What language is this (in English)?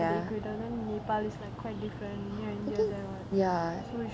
English